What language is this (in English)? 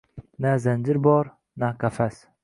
Uzbek